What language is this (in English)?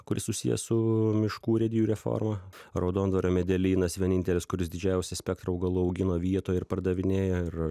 Lithuanian